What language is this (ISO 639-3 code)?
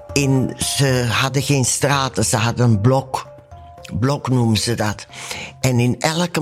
nld